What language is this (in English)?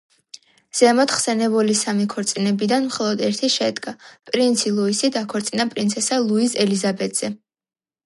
Georgian